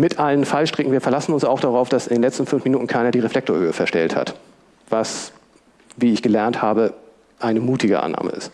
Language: German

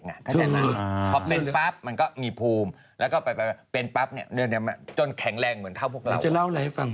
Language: Thai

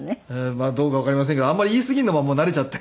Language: Japanese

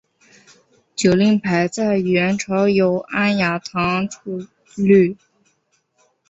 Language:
Chinese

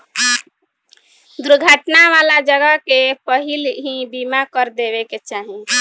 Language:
Bhojpuri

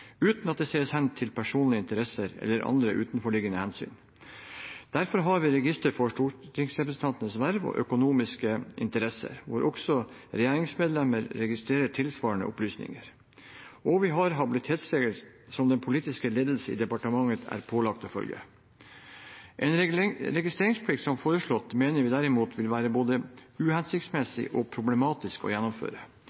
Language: Norwegian Bokmål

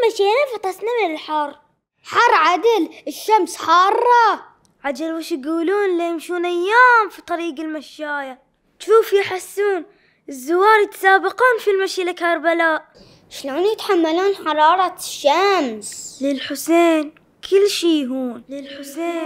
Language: Arabic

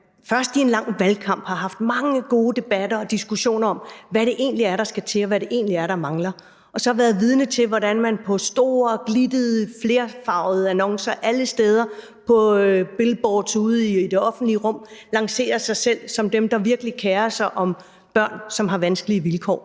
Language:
Danish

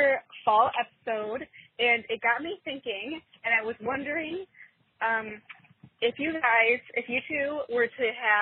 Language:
English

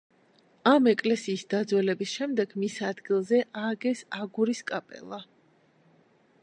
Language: Georgian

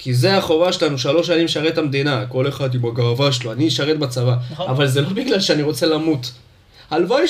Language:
Hebrew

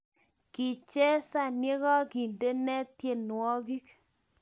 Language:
Kalenjin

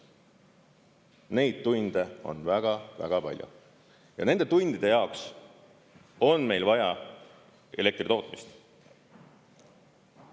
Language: Estonian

